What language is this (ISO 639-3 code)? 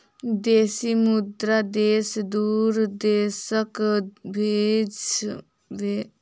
mai